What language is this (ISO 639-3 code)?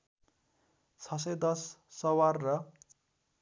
nep